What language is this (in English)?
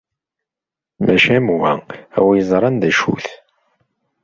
Kabyle